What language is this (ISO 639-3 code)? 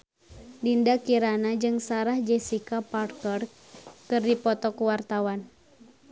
sun